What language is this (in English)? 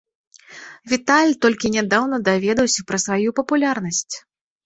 Belarusian